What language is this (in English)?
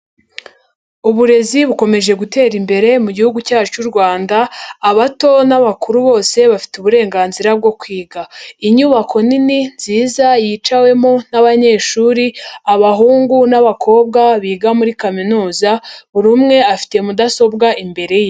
Kinyarwanda